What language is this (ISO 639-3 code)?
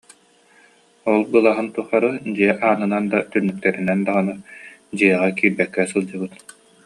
sah